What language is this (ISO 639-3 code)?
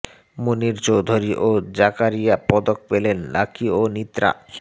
ben